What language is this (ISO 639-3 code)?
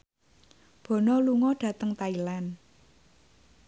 jav